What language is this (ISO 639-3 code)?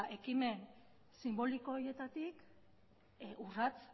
eus